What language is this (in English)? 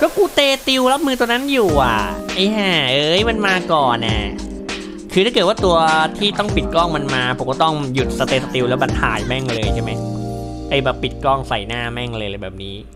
Thai